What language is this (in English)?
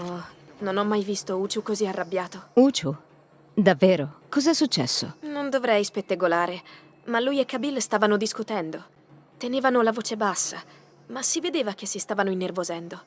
Italian